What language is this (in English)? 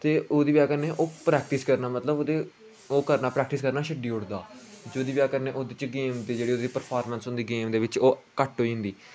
Dogri